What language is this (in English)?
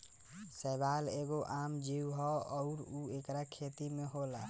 Bhojpuri